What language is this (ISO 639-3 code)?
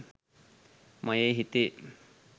sin